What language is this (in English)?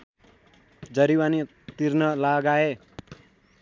Nepali